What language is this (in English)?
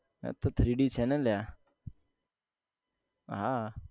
Gujarati